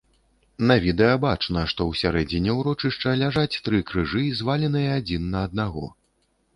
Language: Belarusian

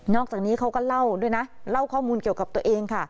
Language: Thai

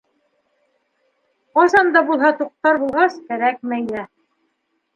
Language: Bashkir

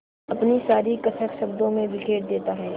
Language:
Hindi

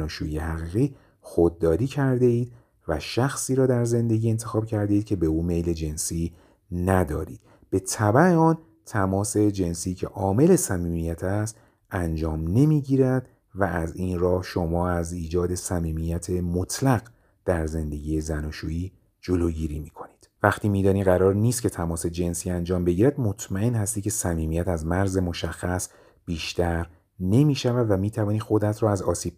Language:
Persian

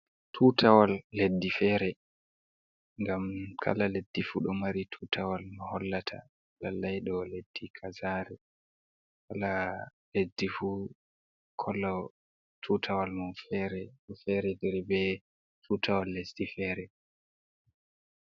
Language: Fula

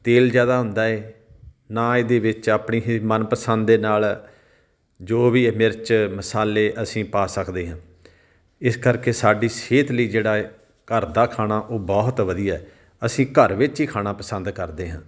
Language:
Punjabi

